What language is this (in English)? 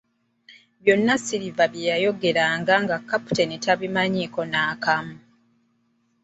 Ganda